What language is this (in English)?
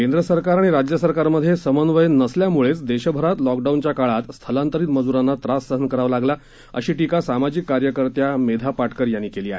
Marathi